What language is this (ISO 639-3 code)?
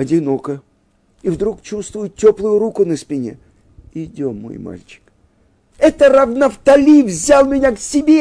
rus